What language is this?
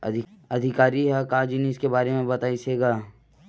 Chhattisgarhi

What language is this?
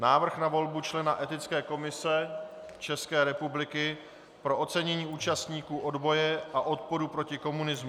Czech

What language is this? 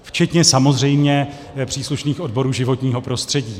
Czech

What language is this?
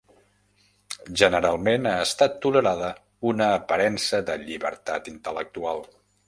Catalan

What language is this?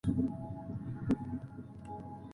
Spanish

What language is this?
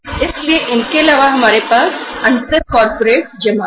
Hindi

